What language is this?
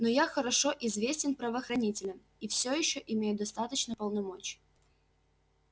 Russian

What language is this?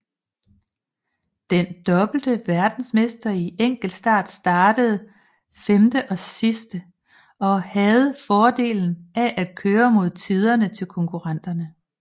Danish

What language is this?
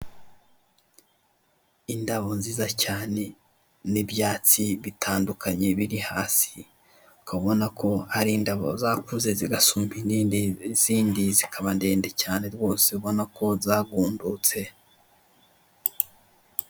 Kinyarwanda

